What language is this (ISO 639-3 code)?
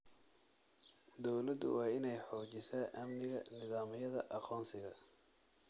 som